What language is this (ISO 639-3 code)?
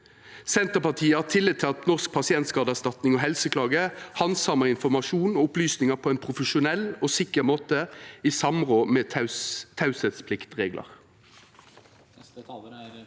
nor